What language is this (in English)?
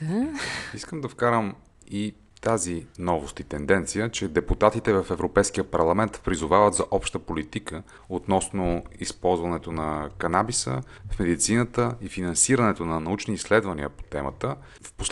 Bulgarian